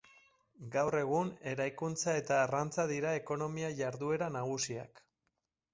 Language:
Basque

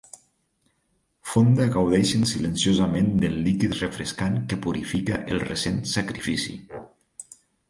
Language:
Catalan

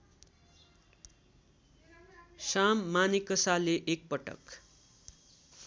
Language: Nepali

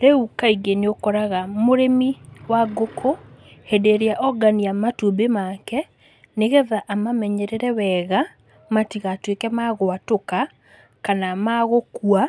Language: Kikuyu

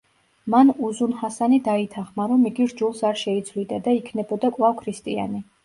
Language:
Georgian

